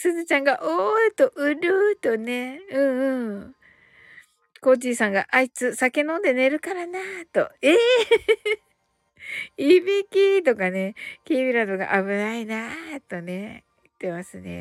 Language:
Japanese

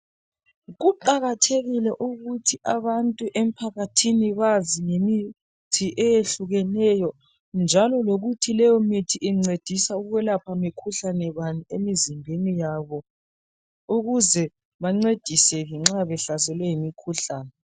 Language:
North Ndebele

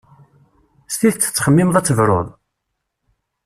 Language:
Kabyle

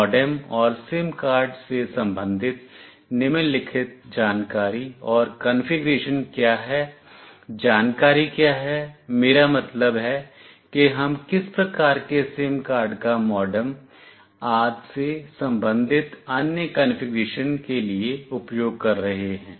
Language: Hindi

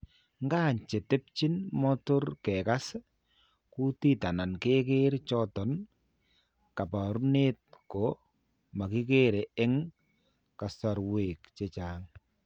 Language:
Kalenjin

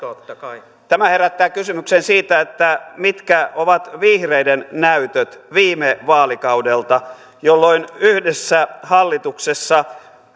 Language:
Finnish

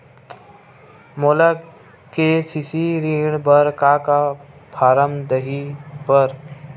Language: Chhattisgarhi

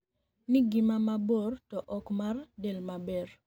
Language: Luo (Kenya and Tanzania)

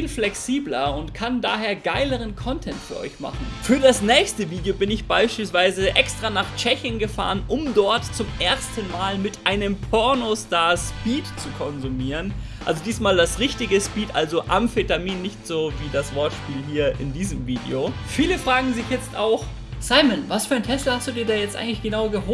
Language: German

